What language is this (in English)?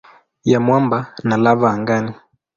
Swahili